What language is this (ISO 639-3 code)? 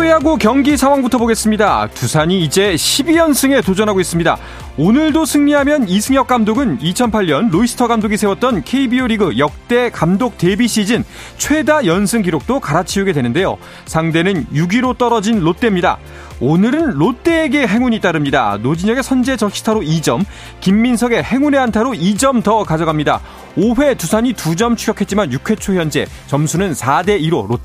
kor